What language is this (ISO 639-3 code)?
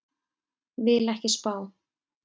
isl